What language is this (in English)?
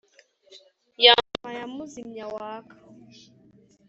Kinyarwanda